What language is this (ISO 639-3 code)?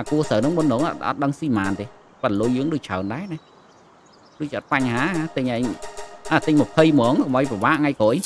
vie